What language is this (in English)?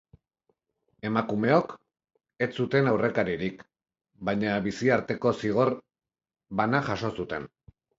Basque